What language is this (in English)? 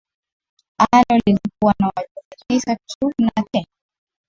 Swahili